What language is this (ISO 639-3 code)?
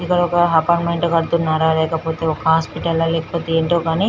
tel